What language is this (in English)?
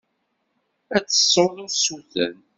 Kabyle